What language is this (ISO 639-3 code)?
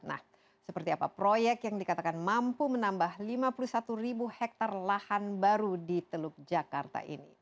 ind